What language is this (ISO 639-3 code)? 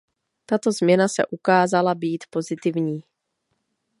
ces